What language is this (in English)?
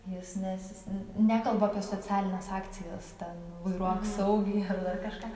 Lithuanian